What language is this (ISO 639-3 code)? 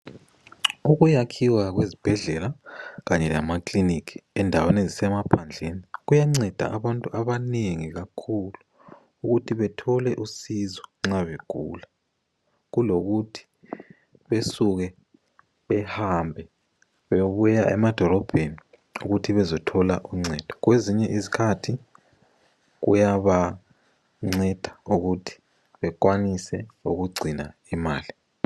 nde